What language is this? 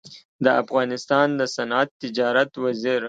Pashto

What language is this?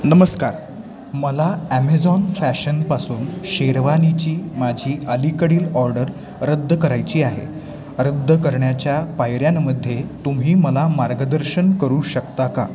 Marathi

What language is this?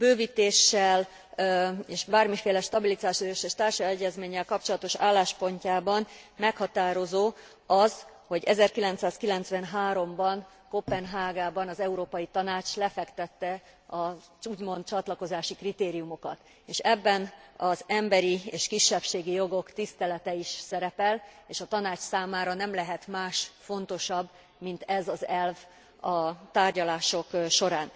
Hungarian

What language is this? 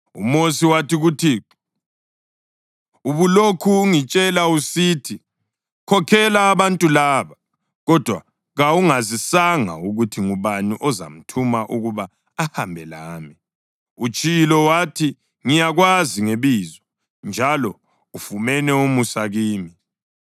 North Ndebele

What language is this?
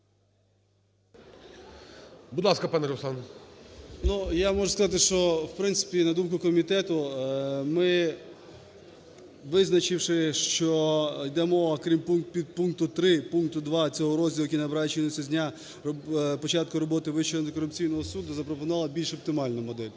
Ukrainian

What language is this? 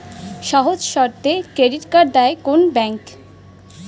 Bangla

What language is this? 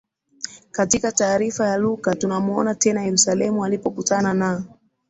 Swahili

